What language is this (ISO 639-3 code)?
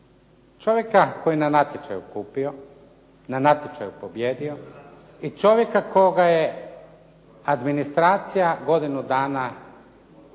hrv